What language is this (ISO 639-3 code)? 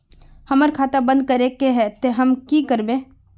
mag